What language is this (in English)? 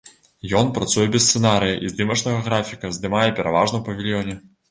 Belarusian